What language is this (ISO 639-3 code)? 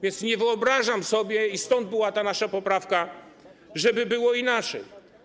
pol